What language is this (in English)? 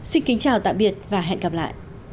Vietnamese